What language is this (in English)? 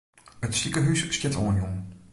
Western Frisian